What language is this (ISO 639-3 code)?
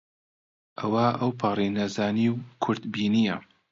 ckb